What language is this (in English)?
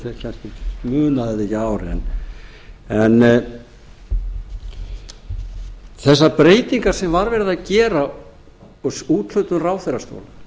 Icelandic